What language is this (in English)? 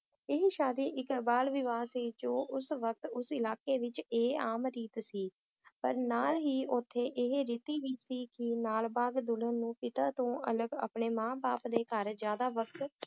Punjabi